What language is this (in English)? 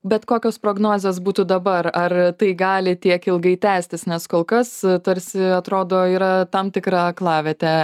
Lithuanian